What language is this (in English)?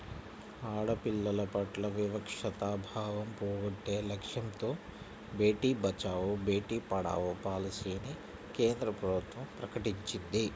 Telugu